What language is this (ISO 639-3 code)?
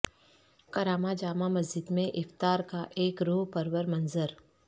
urd